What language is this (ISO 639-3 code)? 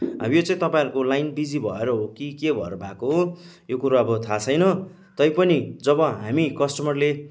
nep